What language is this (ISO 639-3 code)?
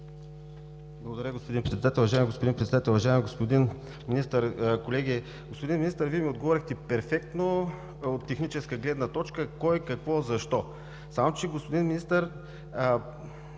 bul